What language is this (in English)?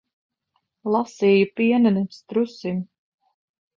Latvian